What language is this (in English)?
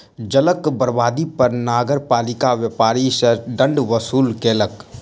Maithili